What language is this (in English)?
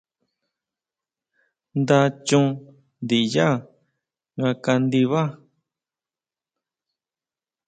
Huautla Mazatec